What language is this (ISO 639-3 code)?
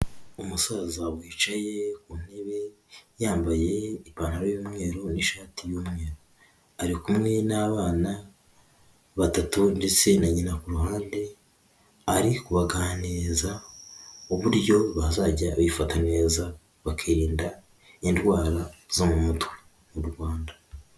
kin